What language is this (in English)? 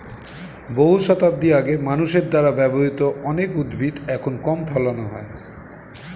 Bangla